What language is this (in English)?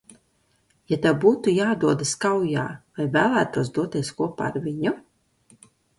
Latvian